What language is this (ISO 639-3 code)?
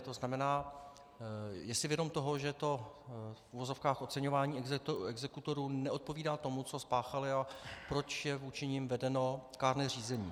ces